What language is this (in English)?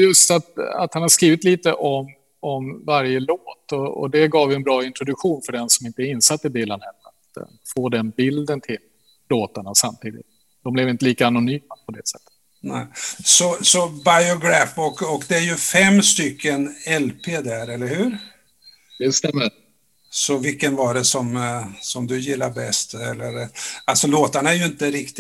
Swedish